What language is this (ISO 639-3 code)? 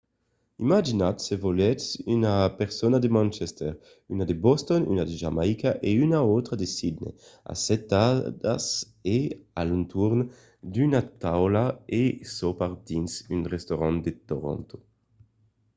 oci